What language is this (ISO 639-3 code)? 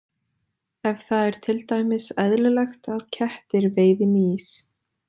isl